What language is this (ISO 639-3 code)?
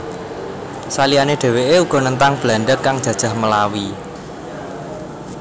jav